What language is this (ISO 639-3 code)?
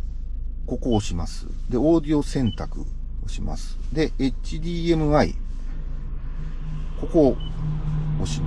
jpn